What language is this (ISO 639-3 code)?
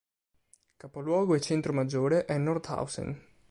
ita